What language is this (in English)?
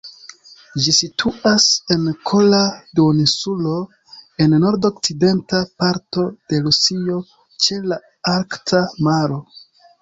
Esperanto